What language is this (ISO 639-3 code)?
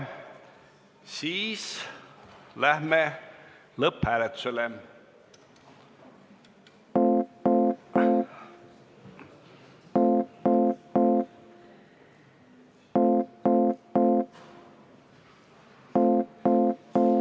est